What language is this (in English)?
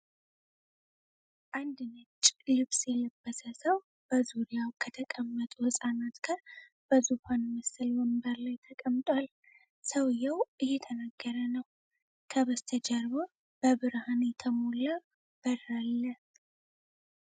Amharic